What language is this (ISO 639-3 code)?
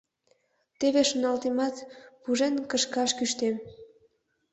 chm